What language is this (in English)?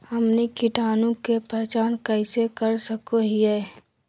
Magahi